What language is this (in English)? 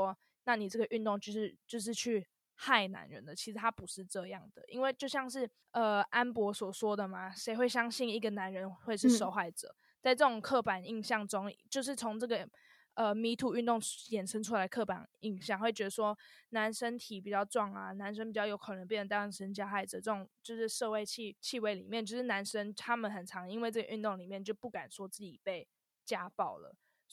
Chinese